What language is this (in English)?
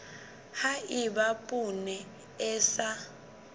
Southern Sotho